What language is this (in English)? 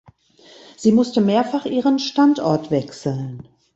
German